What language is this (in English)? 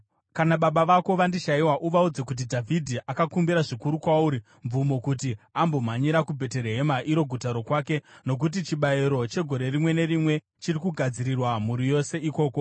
Shona